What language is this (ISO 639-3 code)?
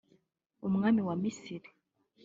kin